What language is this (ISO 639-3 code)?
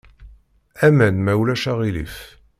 kab